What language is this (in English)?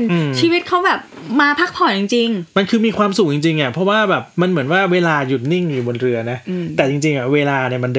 Thai